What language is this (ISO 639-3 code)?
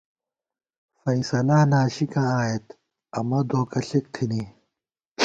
gwt